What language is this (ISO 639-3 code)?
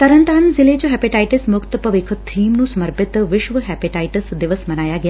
pan